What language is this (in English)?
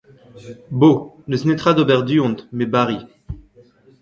Breton